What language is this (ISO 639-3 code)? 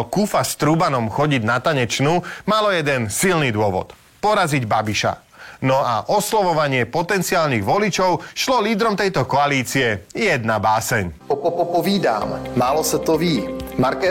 slk